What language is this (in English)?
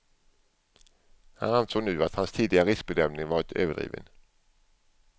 Swedish